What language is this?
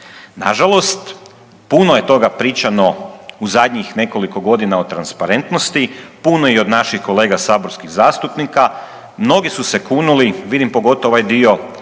Croatian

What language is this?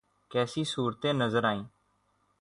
Urdu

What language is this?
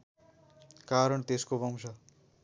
Nepali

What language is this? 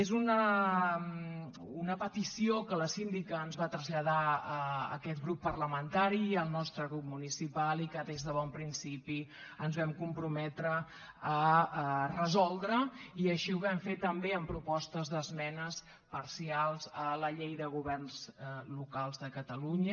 Catalan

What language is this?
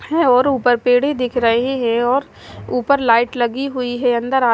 Hindi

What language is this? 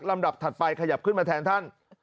Thai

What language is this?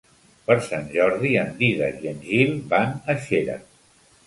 Catalan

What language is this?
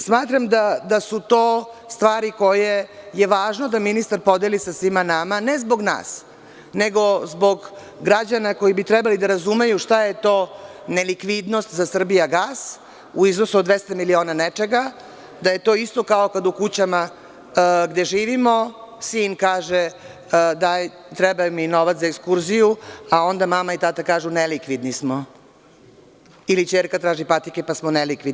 Serbian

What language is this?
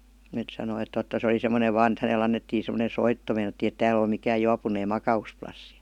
Finnish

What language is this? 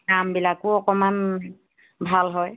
Assamese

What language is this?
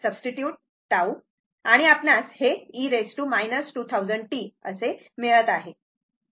Marathi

